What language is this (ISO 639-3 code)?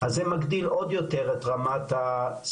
heb